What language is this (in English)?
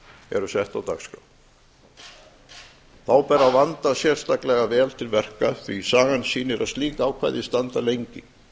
Icelandic